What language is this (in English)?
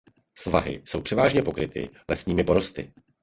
Czech